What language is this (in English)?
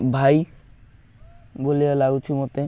Odia